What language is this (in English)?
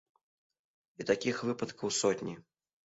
Belarusian